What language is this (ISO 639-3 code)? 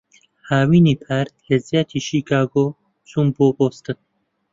ckb